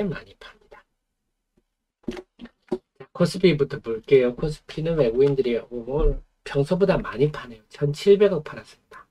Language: Korean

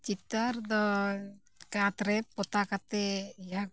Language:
Santali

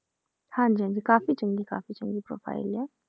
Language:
Punjabi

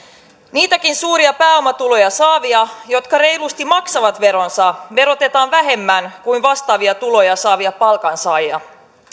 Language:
Finnish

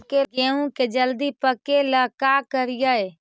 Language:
Magahi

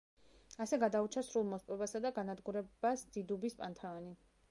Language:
Georgian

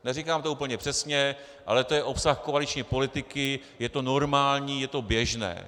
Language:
Czech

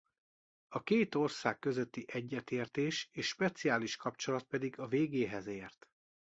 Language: Hungarian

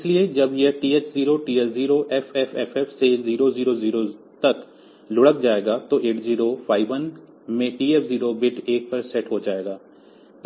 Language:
Hindi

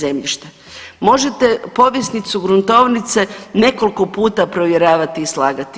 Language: Croatian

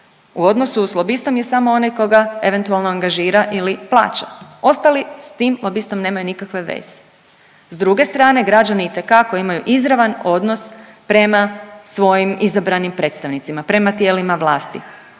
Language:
Croatian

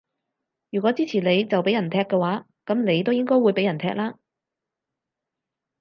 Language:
Cantonese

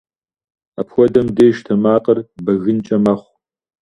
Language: Kabardian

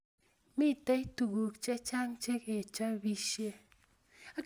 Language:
Kalenjin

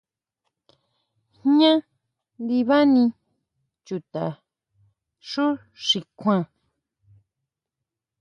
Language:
Huautla Mazatec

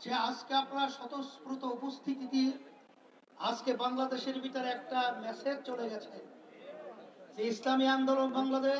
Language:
Arabic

